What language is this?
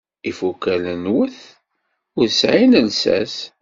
Kabyle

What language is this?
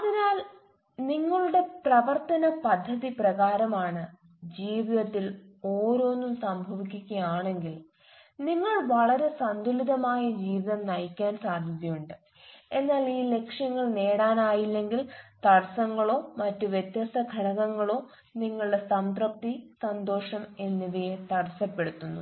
Malayalam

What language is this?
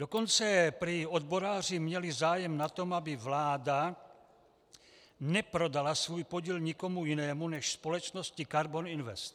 Czech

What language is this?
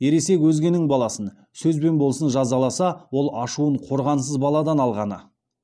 Kazakh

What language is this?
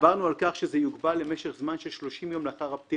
Hebrew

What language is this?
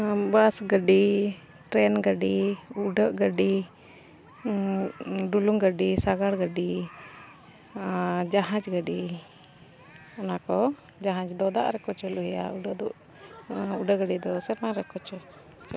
Santali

